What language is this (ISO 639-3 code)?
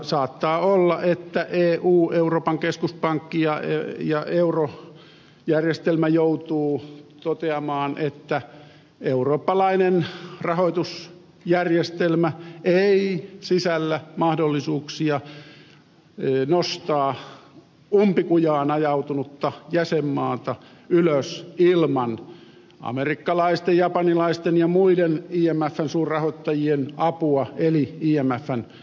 fin